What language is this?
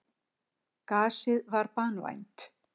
Icelandic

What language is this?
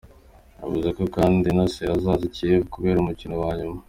Kinyarwanda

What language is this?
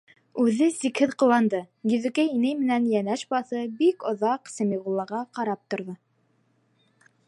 Bashkir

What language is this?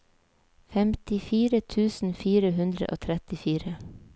Norwegian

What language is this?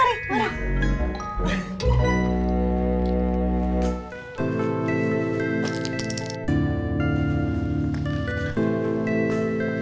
Indonesian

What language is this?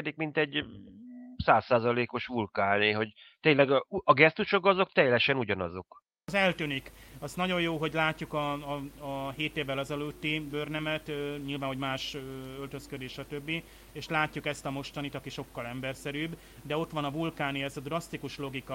Hungarian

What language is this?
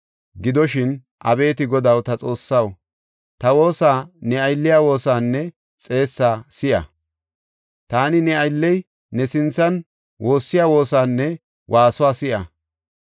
Gofa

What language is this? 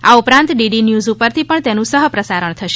Gujarati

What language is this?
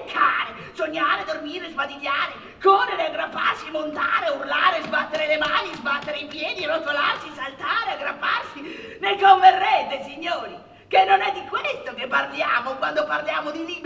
Italian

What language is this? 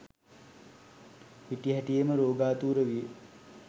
Sinhala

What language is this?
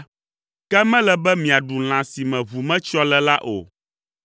Ewe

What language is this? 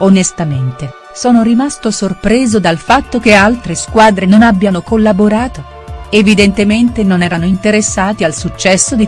Italian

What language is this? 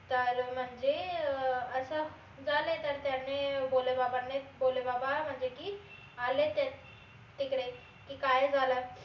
Marathi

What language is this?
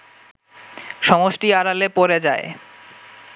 Bangla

